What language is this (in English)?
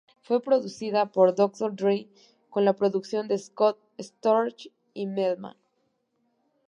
Spanish